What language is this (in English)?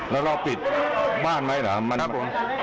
Thai